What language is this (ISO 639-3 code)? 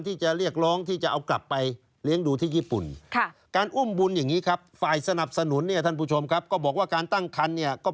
tha